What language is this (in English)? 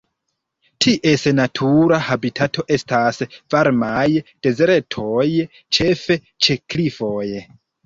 Esperanto